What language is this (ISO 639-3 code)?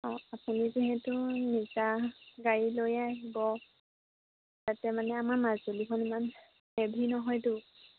asm